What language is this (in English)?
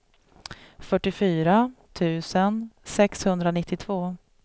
Swedish